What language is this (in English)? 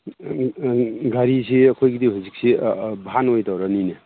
Manipuri